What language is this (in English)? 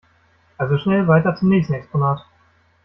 German